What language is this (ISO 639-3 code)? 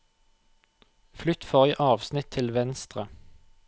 nor